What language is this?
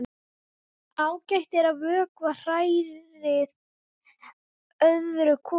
Icelandic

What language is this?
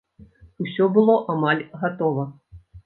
Belarusian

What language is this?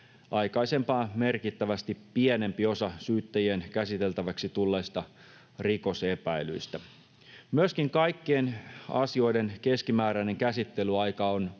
Finnish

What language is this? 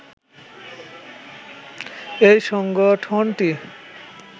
Bangla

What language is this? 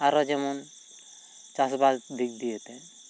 Santali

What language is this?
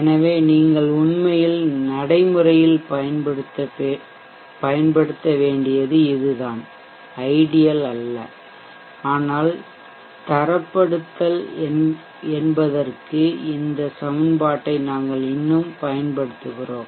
Tamil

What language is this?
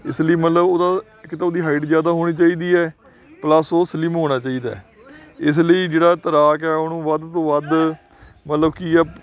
Punjabi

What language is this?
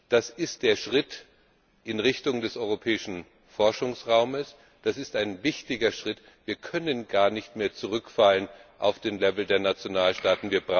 German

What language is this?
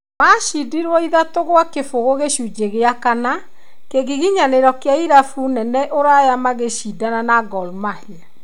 Kikuyu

